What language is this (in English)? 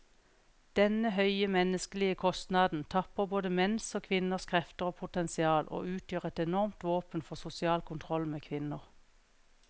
Norwegian